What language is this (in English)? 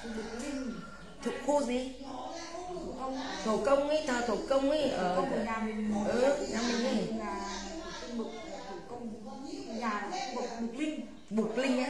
Vietnamese